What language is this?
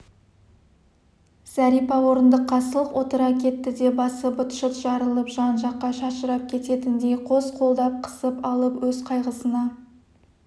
Kazakh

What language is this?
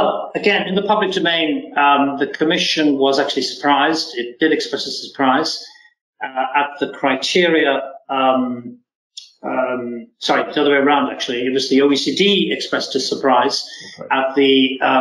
English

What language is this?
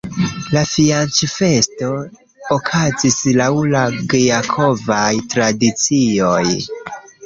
Esperanto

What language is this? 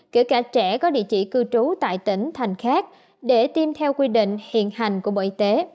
Vietnamese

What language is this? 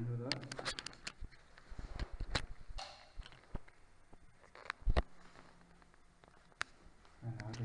Turkish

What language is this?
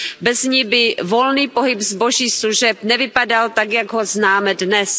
Czech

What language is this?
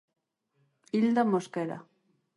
Galician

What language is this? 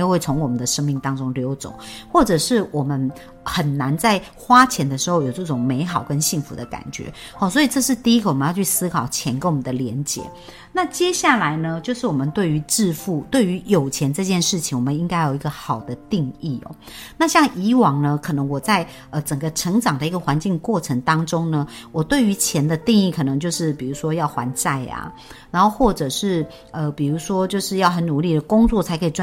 Chinese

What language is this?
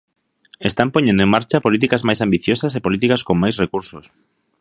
Galician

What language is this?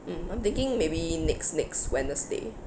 English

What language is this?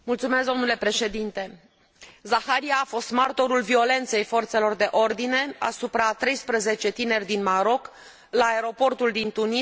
Romanian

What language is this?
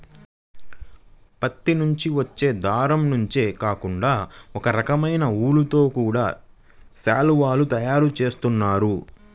Telugu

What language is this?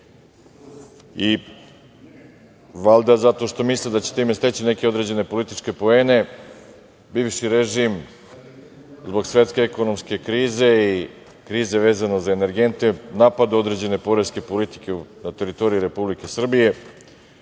Serbian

